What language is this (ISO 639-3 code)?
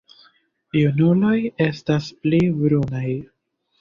epo